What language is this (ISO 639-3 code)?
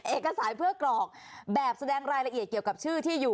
tha